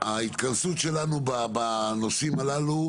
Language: Hebrew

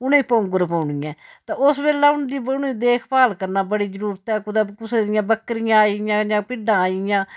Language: Dogri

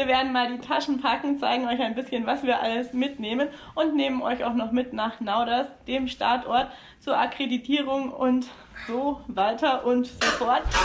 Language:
German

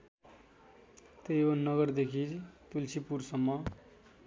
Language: Nepali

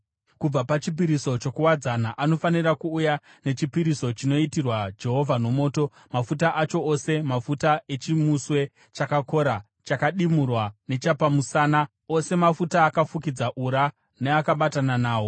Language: Shona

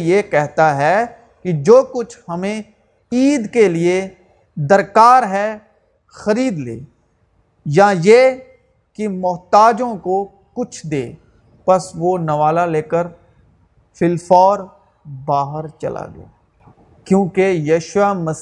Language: Urdu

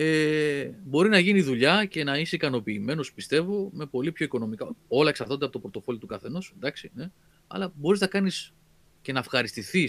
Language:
Greek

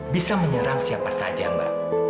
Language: Indonesian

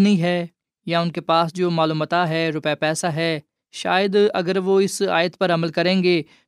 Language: Urdu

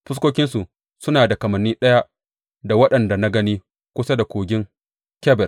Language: Hausa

